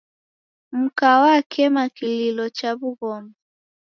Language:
Taita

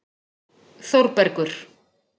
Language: Icelandic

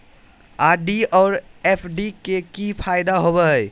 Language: Magahi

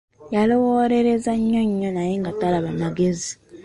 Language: Ganda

